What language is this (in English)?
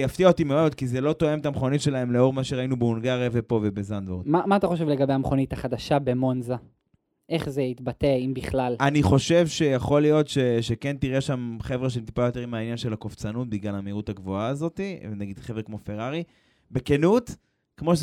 Hebrew